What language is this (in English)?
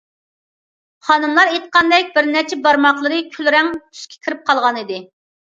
Uyghur